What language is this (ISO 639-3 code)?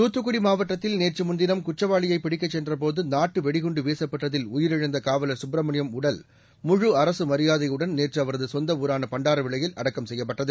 tam